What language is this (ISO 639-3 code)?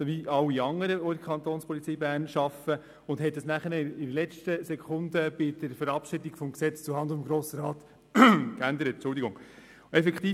gsw